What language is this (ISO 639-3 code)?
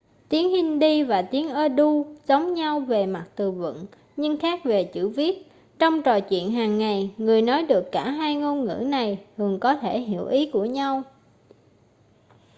vie